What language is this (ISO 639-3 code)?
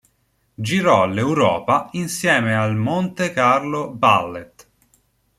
ita